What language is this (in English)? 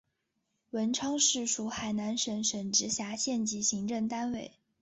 Chinese